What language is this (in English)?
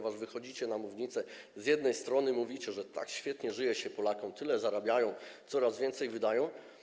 Polish